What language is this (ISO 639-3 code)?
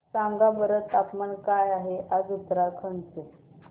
mar